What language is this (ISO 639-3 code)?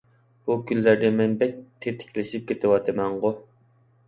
uig